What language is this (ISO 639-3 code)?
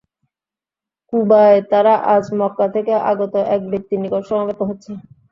ben